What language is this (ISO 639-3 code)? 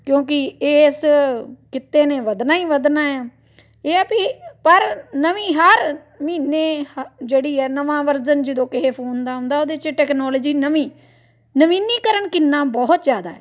pan